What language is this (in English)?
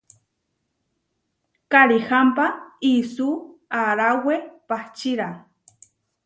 Huarijio